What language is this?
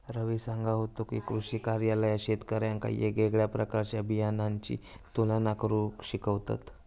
Marathi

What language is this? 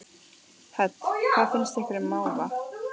Icelandic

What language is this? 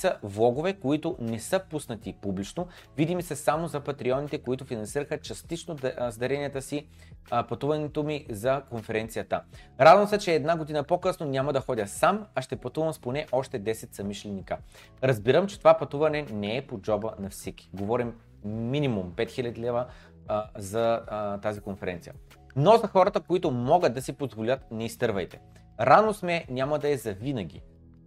Bulgarian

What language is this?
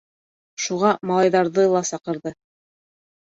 Bashkir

